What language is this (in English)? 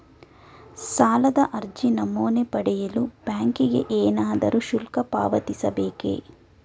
Kannada